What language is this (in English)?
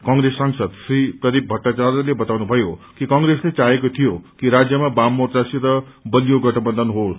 Nepali